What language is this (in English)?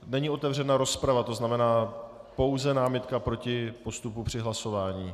Czech